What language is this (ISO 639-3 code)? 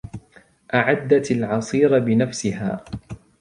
ara